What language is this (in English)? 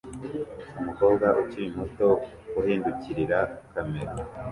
Kinyarwanda